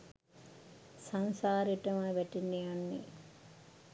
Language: Sinhala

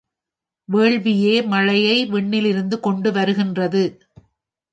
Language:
Tamil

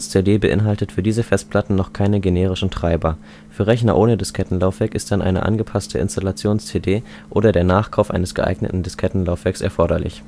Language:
German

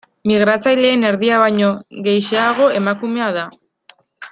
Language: Basque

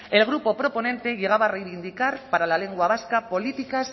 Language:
Spanish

